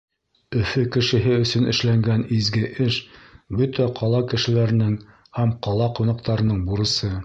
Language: Bashkir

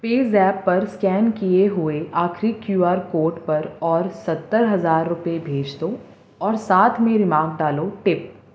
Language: Urdu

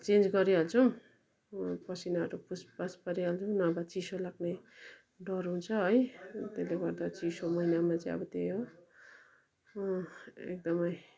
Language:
Nepali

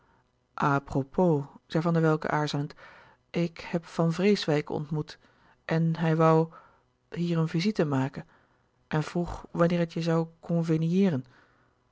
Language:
Dutch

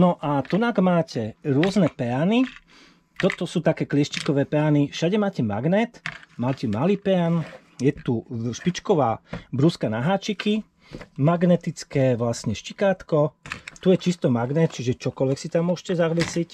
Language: Slovak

